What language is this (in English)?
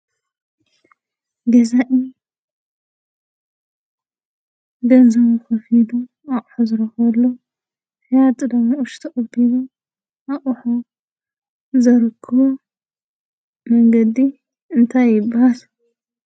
Tigrinya